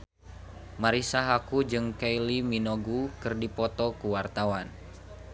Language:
Sundanese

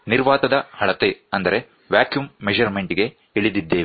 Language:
Kannada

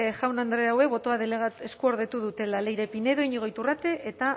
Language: Basque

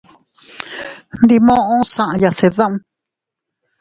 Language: Teutila Cuicatec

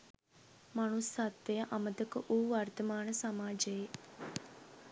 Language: Sinhala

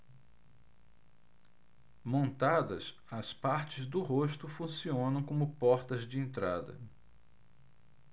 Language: Portuguese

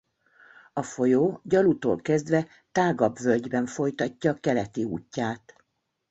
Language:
Hungarian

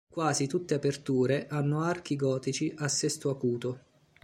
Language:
Italian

